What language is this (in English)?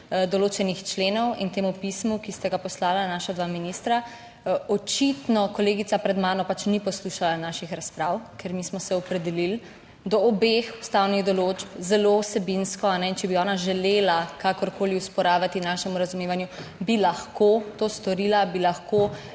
Slovenian